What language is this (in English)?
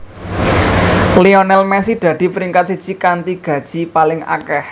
Javanese